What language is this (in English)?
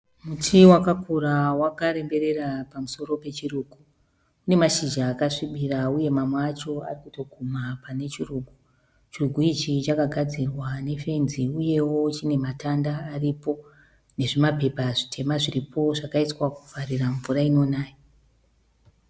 Shona